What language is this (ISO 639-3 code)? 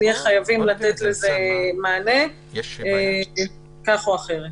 heb